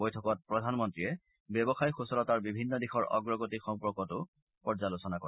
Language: Assamese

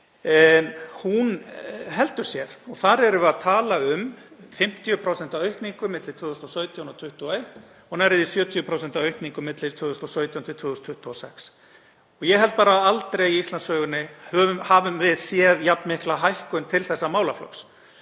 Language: Icelandic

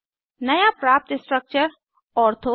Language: Hindi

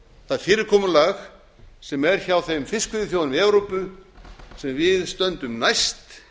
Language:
Icelandic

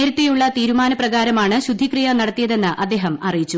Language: Malayalam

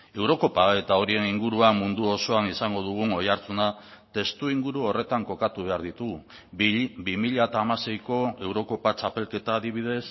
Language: Basque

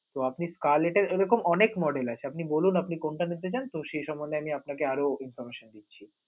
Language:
Bangla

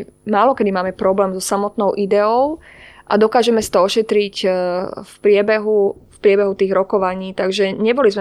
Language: Slovak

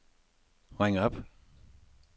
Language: Danish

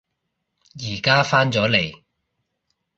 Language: Cantonese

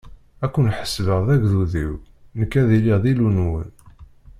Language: Kabyle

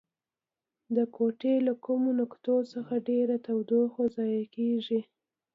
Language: Pashto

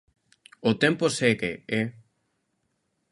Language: Galician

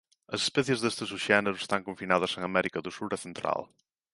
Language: Galician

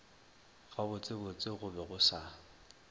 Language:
Northern Sotho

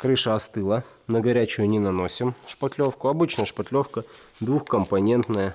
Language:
Russian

